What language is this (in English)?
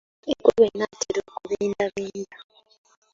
Ganda